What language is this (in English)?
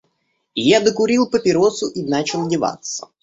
Russian